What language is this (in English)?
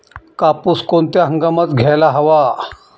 Marathi